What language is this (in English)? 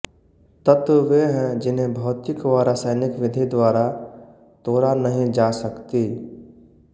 Hindi